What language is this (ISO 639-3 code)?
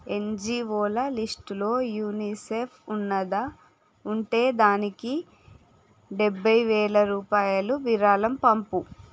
tel